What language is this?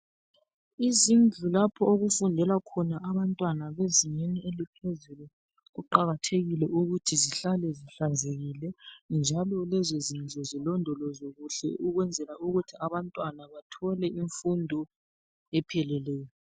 North Ndebele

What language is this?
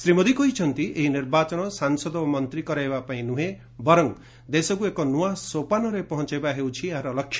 Odia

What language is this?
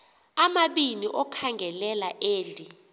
Xhosa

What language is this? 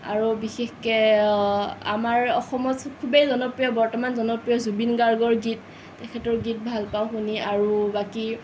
Assamese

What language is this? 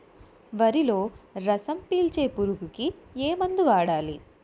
Telugu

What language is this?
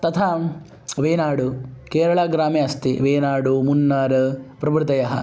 Sanskrit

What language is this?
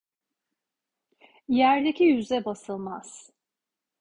Turkish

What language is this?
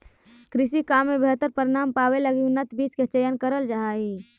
Magahi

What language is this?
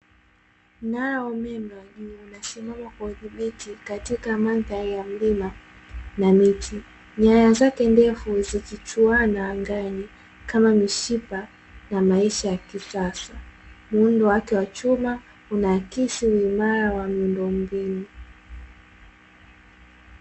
Swahili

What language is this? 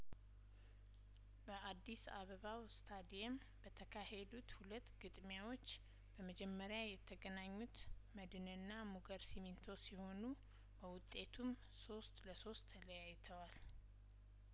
Amharic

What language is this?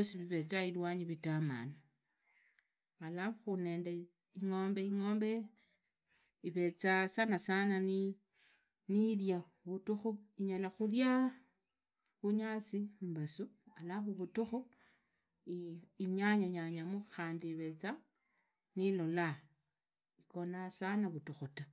Idakho-Isukha-Tiriki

